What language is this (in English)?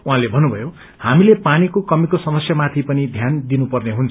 Nepali